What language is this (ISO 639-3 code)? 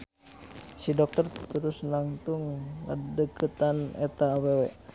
sun